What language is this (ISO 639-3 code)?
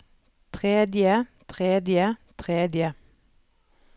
nor